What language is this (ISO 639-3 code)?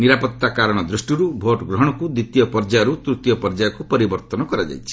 ori